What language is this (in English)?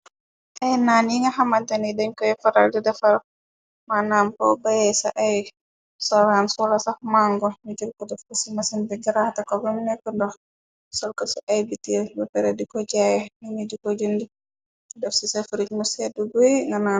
Wolof